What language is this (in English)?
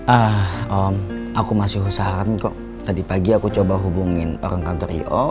Indonesian